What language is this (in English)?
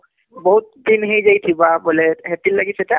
Odia